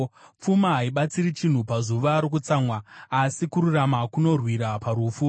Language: Shona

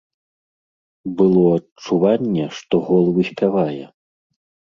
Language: Belarusian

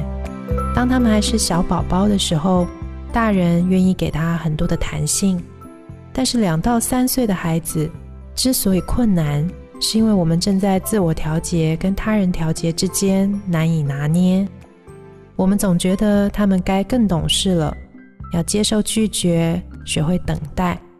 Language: Chinese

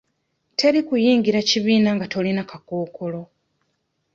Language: Ganda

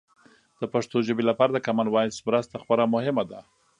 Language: Pashto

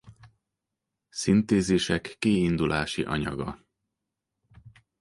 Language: Hungarian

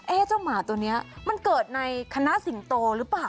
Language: Thai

